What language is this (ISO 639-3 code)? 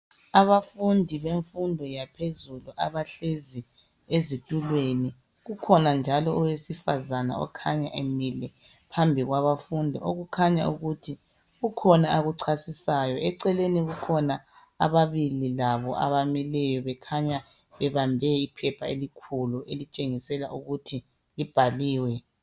nde